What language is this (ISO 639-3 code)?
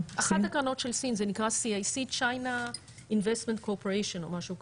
heb